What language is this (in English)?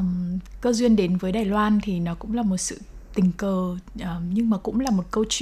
Vietnamese